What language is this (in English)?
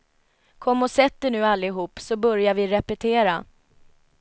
Swedish